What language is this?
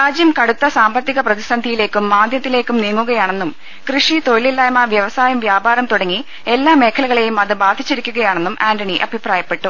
Malayalam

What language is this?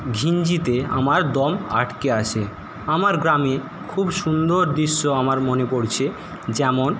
Bangla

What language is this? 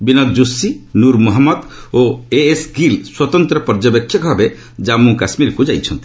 Odia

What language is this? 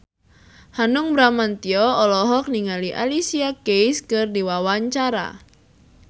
Sundanese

